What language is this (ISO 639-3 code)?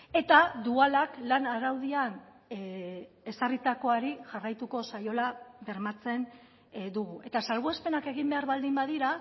eus